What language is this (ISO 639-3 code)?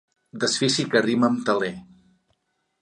cat